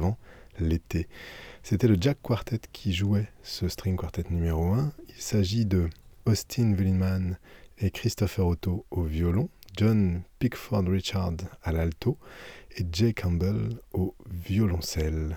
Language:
French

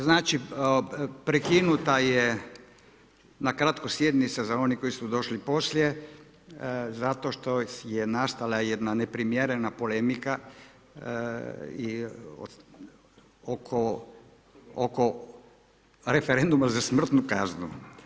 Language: Croatian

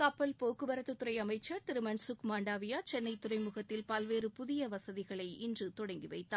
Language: Tamil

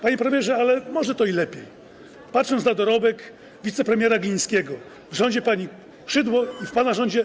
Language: Polish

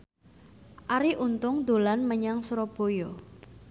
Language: Javanese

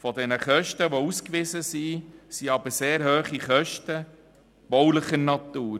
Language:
Swiss German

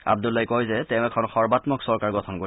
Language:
Assamese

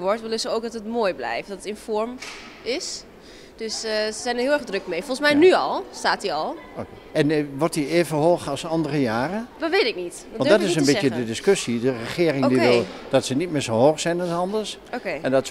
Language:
Dutch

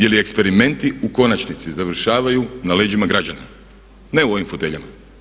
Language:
Croatian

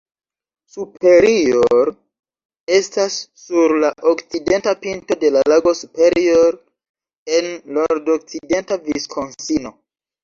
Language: Esperanto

